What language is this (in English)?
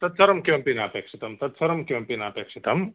Sanskrit